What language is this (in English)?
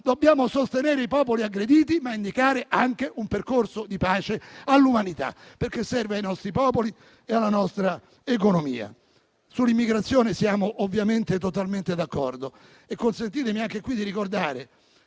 Italian